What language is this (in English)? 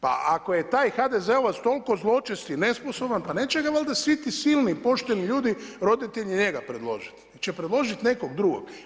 Croatian